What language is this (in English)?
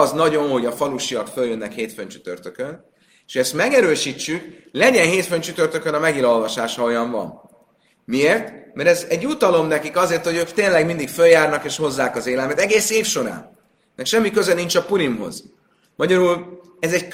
Hungarian